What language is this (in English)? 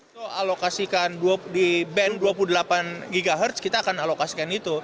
Indonesian